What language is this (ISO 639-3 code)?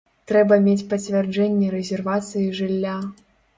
bel